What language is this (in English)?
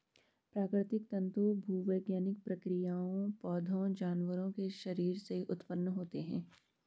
Hindi